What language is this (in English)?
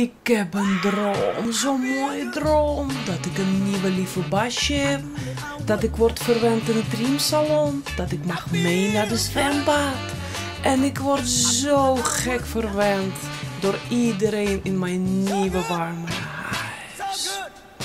Dutch